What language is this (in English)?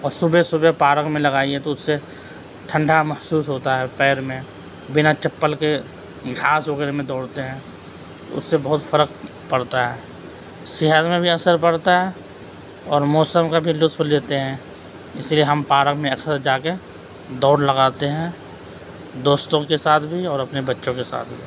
Urdu